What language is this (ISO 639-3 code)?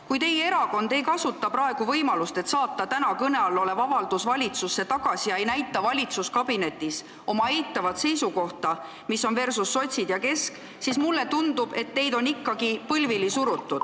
est